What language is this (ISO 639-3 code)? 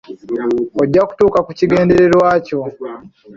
lug